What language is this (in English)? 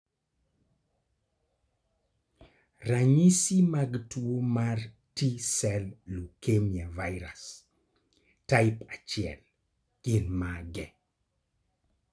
Luo (Kenya and Tanzania)